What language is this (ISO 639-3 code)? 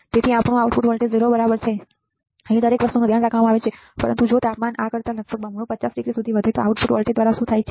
guj